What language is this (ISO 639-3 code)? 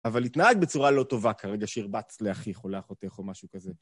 heb